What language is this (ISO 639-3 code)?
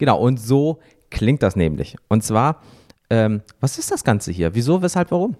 deu